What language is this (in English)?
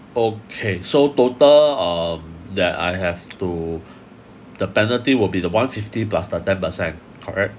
English